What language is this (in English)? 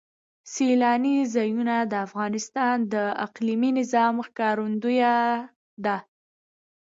Pashto